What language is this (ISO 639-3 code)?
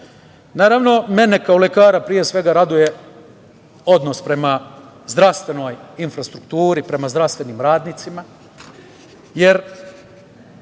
srp